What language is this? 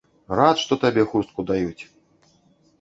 Belarusian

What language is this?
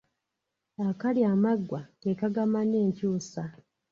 Ganda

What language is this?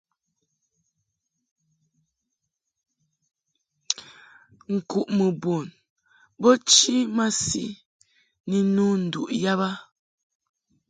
Mungaka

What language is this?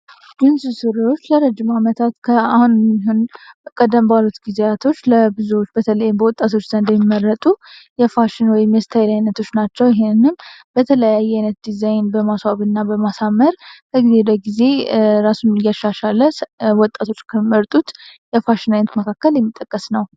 Amharic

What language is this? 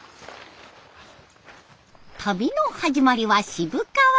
Japanese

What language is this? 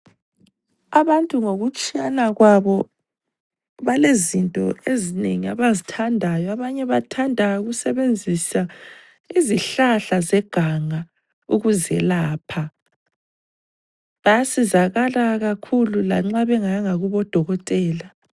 North Ndebele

